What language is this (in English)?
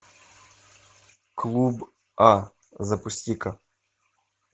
Russian